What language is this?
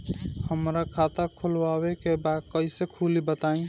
Bhojpuri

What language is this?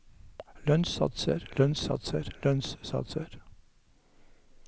Norwegian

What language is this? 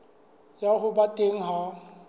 Southern Sotho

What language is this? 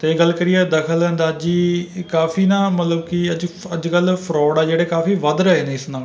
Punjabi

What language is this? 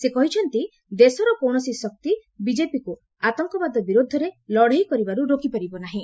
Odia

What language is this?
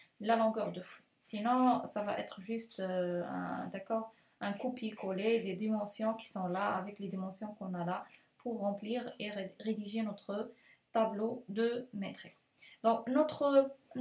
French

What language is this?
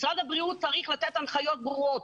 Hebrew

